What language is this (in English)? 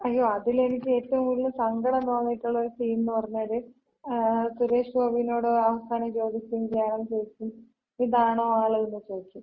Malayalam